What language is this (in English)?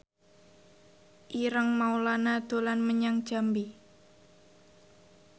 Javanese